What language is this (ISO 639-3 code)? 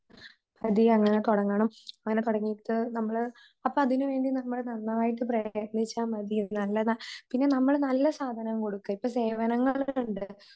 mal